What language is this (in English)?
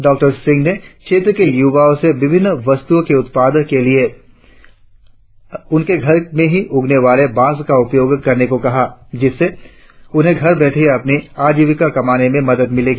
Hindi